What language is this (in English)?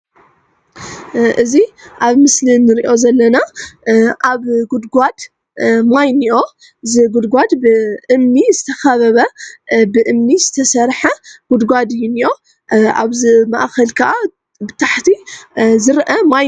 Tigrinya